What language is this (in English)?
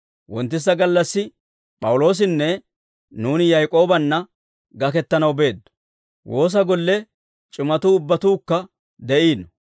Dawro